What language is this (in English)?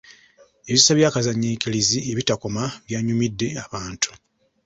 Ganda